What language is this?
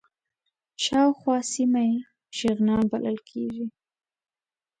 Pashto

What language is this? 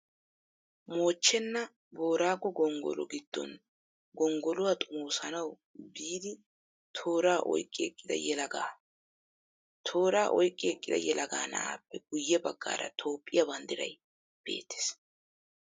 Wolaytta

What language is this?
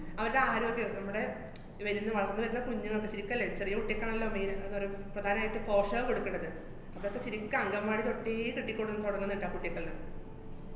Malayalam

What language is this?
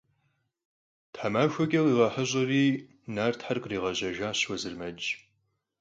Kabardian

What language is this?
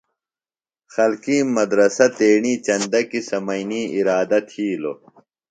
Phalura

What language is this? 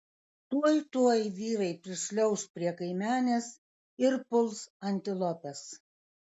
Lithuanian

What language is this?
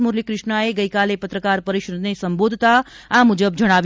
Gujarati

